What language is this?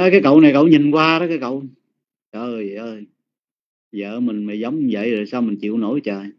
Vietnamese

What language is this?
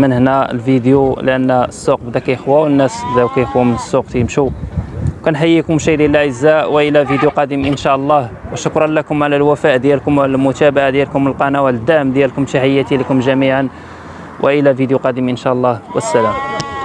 Arabic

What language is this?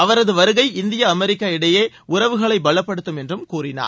Tamil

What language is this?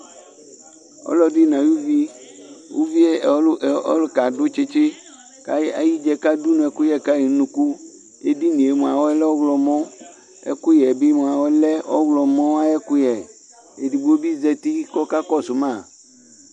Ikposo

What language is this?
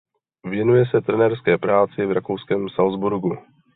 Czech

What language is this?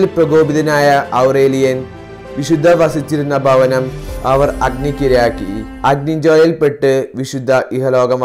Turkish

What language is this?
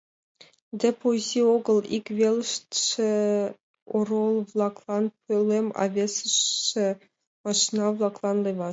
Mari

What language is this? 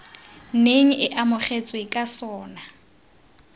Tswana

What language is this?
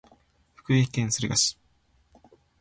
Japanese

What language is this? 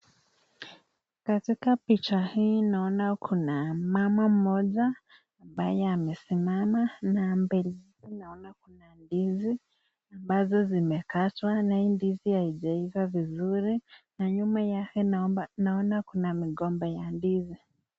Swahili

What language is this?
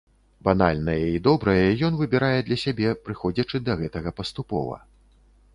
Belarusian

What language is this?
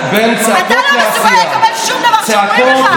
Hebrew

